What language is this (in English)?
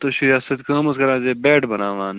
Kashmiri